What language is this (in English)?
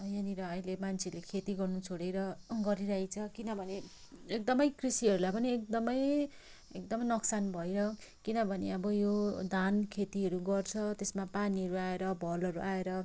Nepali